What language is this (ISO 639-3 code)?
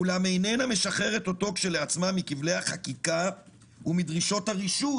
heb